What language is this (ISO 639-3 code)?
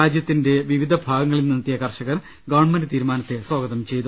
mal